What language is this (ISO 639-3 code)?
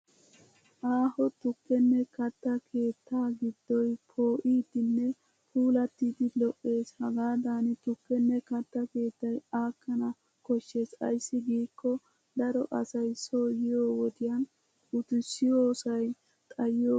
wal